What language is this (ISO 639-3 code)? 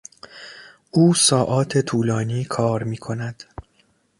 fas